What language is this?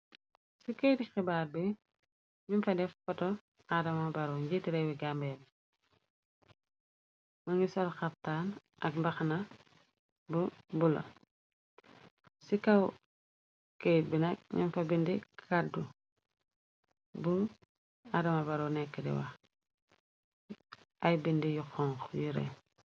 Wolof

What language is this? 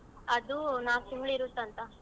Kannada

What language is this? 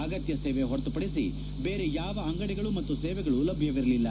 Kannada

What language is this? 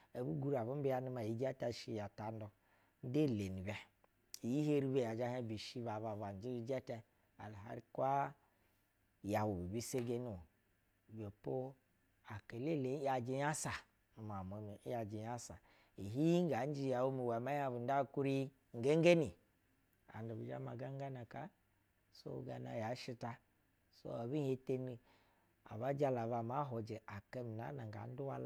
Basa (Nigeria)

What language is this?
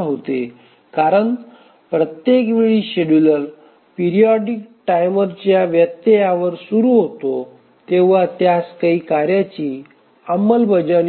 Marathi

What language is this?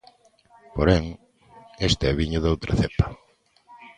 Galician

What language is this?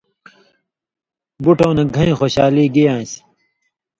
Indus Kohistani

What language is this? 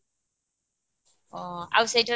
Odia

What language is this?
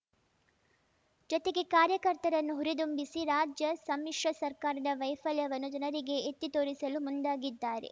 Kannada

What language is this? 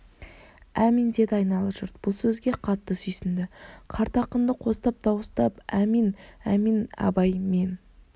Kazakh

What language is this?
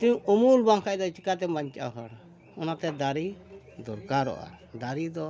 Santali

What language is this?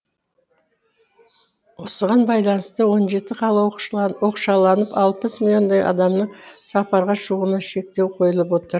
Kazakh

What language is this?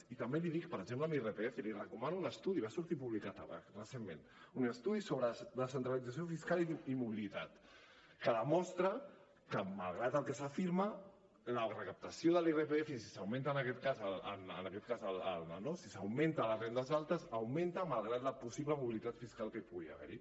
Catalan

